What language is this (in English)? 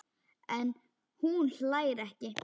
Icelandic